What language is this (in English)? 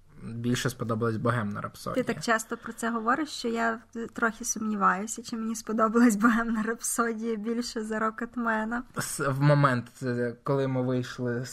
Ukrainian